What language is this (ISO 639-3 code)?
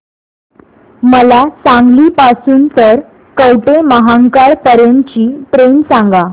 mar